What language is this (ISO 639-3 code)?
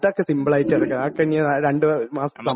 mal